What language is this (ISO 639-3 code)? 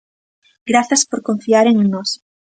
glg